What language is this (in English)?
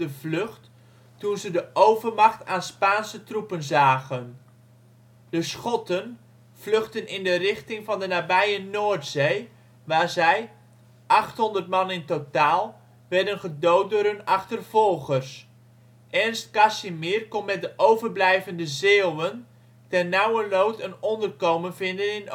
Dutch